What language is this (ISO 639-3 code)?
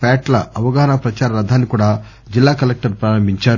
tel